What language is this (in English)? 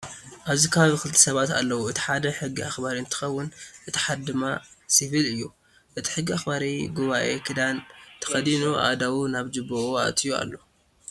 Tigrinya